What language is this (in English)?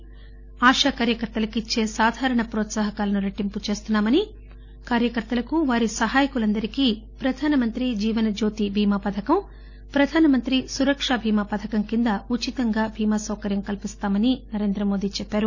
Telugu